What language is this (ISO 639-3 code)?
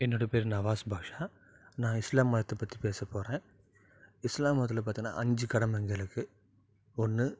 tam